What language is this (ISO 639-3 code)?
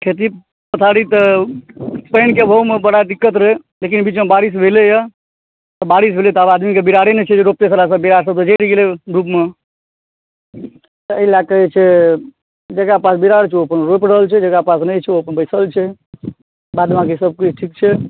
mai